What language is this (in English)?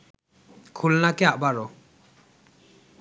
Bangla